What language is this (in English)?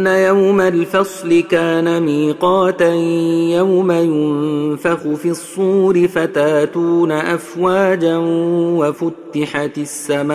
Arabic